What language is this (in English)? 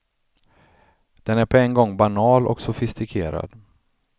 Swedish